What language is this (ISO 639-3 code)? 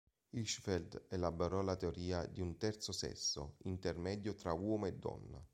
ita